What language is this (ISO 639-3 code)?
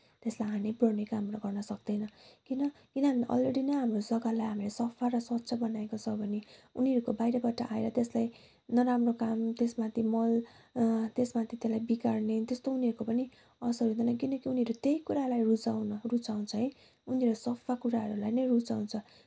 nep